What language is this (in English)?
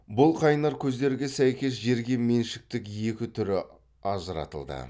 Kazakh